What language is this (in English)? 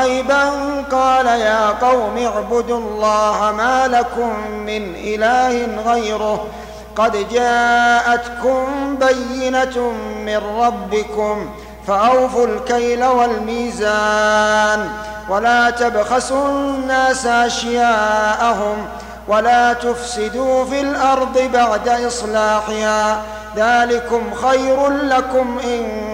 Arabic